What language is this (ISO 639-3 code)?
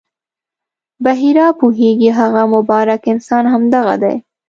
pus